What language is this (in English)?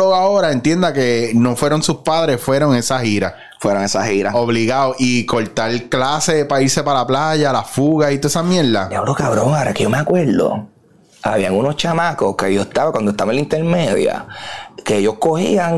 Spanish